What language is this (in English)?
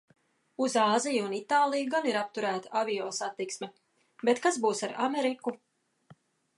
Latvian